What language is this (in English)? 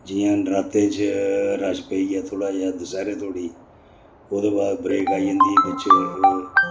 Dogri